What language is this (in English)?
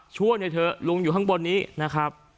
Thai